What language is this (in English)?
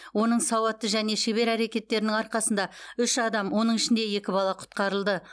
Kazakh